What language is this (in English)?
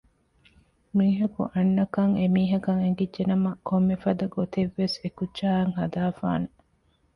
Divehi